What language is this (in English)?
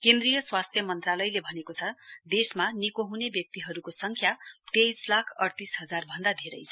Nepali